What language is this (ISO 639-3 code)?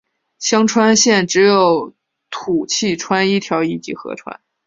zho